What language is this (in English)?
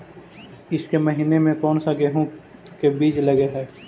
Magahi